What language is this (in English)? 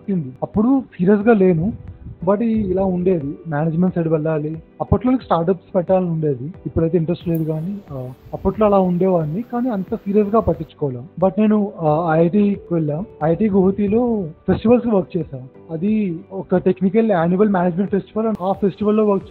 Telugu